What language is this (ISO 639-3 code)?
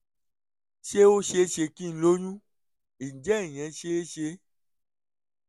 yor